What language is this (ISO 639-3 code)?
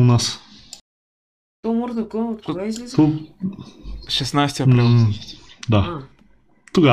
bul